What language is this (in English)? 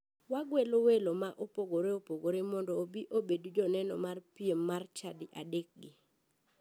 Luo (Kenya and Tanzania)